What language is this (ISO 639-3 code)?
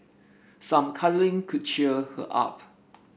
eng